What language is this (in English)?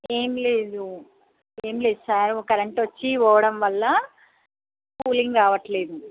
Telugu